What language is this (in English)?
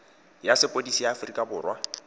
Tswana